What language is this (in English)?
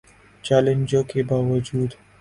Urdu